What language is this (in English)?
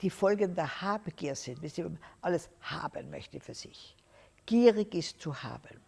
German